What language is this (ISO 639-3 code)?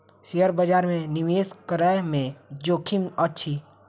mai